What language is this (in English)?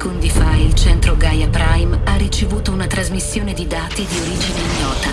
Italian